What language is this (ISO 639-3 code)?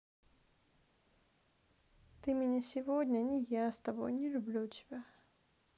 rus